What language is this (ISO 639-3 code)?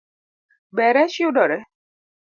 luo